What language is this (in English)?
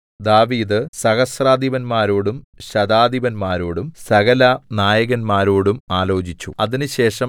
Malayalam